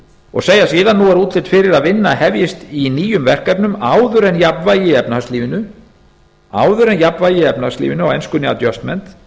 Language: Icelandic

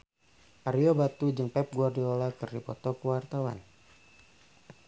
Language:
Sundanese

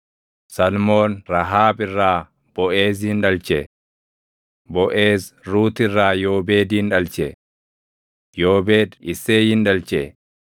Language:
Oromo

